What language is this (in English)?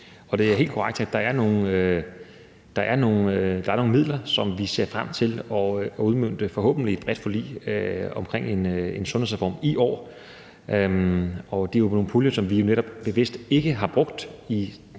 Danish